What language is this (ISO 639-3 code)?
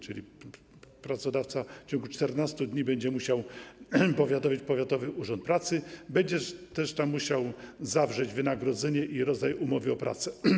pol